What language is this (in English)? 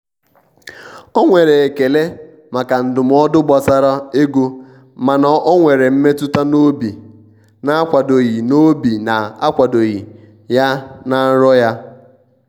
Igbo